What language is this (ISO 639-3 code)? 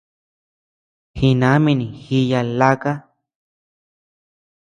cux